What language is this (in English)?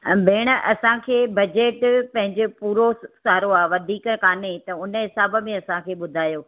Sindhi